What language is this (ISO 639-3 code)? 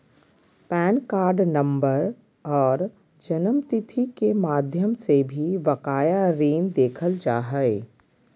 mag